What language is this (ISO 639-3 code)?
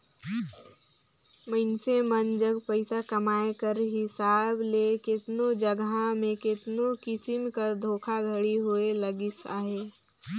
hne